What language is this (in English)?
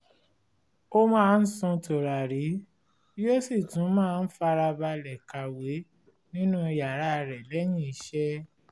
Yoruba